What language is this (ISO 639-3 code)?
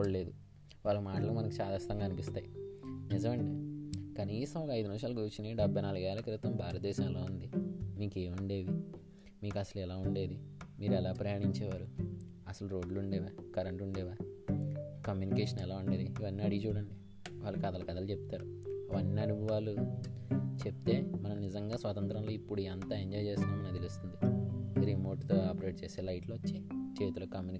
tel